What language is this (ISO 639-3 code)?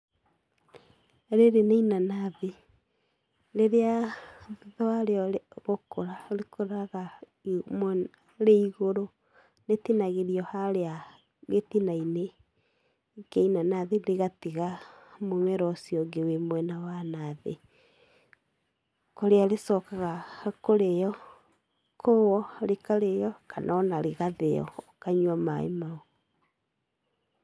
kik